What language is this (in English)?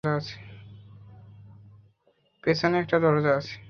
Bangla